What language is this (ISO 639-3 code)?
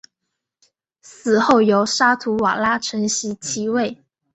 zho